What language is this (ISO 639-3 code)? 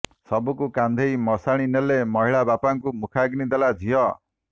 ori